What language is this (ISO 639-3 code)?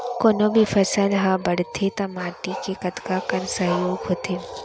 hne